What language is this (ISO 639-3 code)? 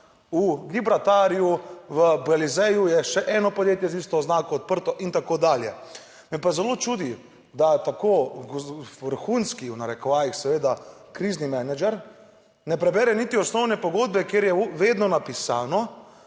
slv